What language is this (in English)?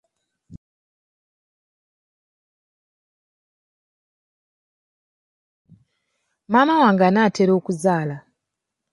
Ganda